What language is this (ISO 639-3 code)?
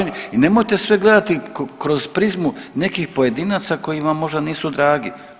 hrv